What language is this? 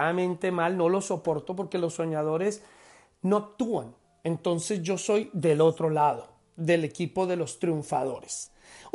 Spanish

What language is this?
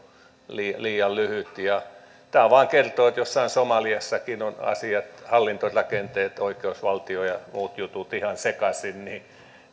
Finnish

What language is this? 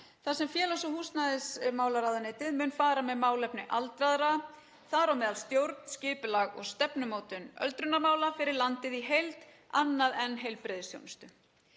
Icelandic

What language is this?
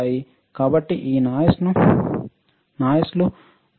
Telugu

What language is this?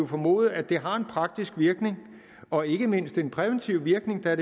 Danish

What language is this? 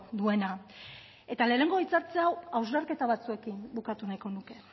Basque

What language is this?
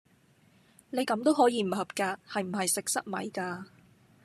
Cantonese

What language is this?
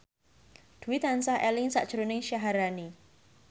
Javanese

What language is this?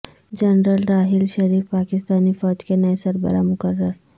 Urdu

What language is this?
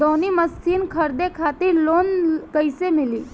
Bhojpuri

